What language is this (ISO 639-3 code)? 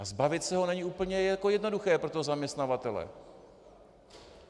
ces